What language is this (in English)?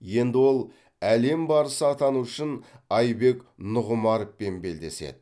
Kazakh